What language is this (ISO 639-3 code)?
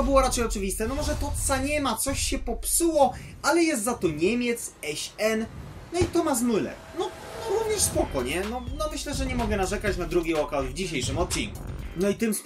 pol